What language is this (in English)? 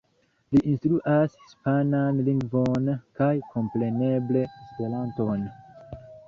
Esperanto